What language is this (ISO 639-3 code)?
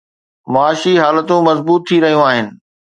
snd